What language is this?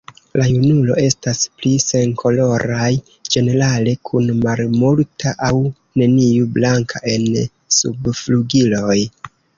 Esperanto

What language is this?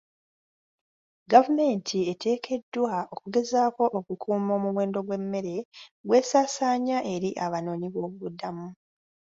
Ganda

